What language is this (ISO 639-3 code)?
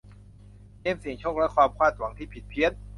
tha